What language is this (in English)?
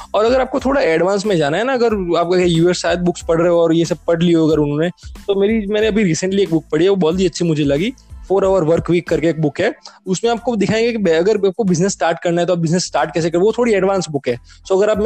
Hindi